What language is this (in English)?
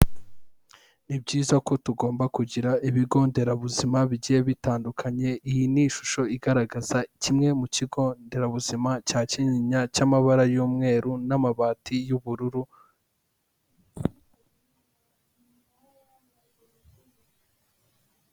Kinyarwanda